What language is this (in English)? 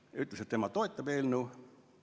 Estonian